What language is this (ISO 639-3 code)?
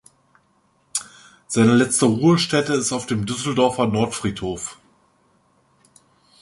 deu